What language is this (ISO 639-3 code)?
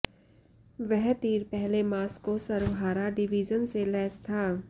hin